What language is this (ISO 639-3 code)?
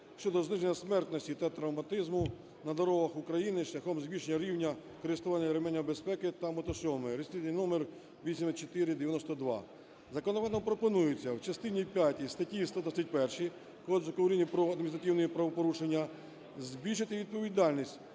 ukr